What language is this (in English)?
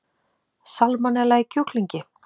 Icelandic